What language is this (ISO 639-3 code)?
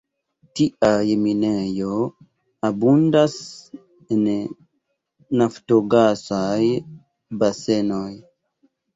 epo